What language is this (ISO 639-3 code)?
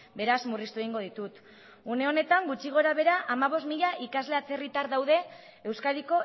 eus